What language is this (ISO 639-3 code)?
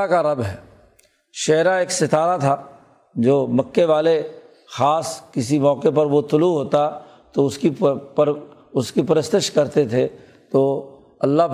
urd